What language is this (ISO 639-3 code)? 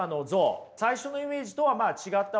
jpn